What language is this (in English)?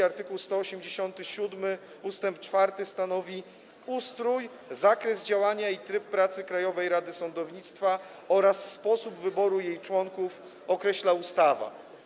Polish